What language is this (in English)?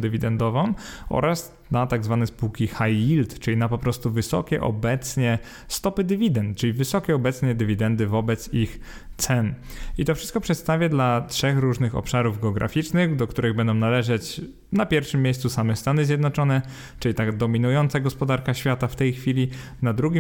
Polish